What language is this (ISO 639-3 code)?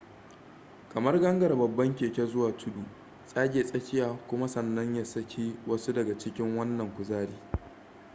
hau